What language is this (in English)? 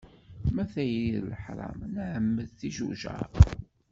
Kabyle